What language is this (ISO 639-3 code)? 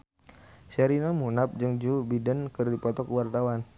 sun